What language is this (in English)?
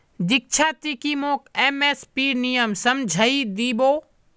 Magahi